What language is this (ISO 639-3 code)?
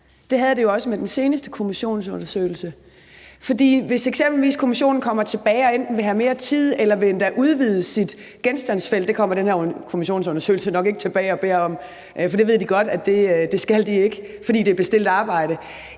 dan